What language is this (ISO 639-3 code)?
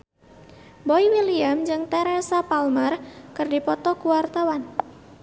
sun